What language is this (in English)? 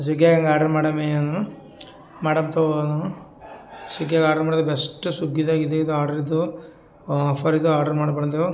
Kannada